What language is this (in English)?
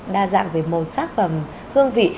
Vietnamese